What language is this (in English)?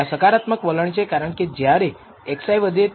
Gujarati